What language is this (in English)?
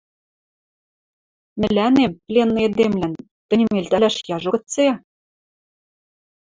Western Mari